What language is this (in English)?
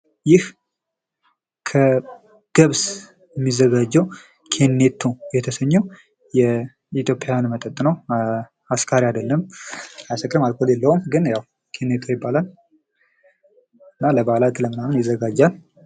Amharic